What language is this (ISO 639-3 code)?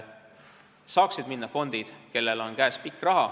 est